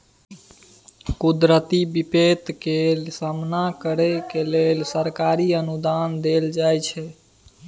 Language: Maithili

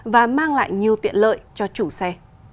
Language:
Vietnamese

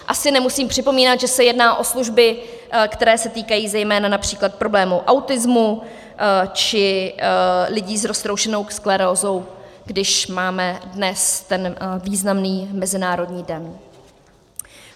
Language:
Czech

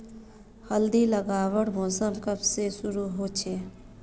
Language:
Magahi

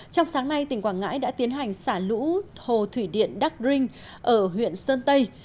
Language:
Vietnamese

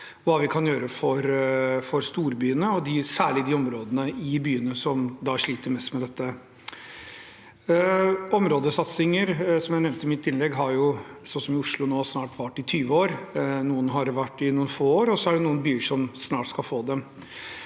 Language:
Norwegian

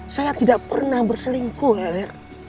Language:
Indonesian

